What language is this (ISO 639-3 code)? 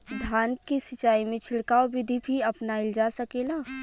bho